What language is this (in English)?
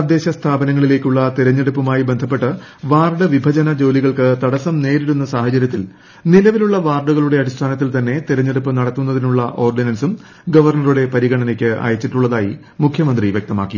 Malayalam